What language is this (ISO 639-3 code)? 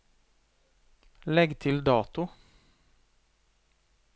nor